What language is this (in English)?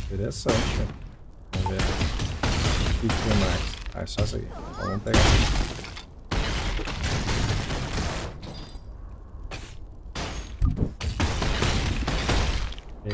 Portuguese